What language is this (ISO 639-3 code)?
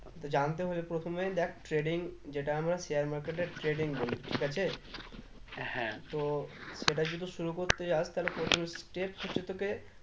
ben